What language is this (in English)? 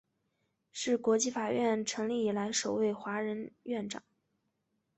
Chinese